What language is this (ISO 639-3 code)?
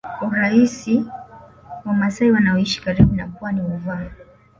swa